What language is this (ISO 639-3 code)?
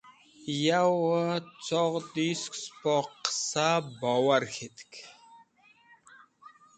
wbl